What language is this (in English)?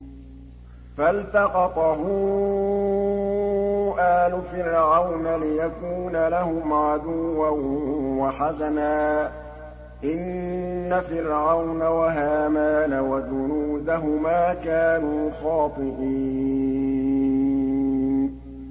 Arabic